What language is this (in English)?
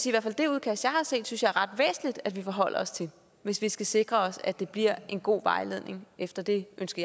Danish